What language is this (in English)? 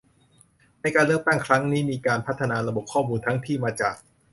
Thai